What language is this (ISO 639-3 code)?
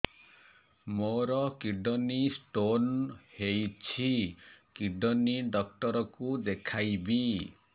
ori